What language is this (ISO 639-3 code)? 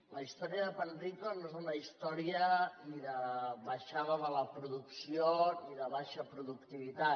cat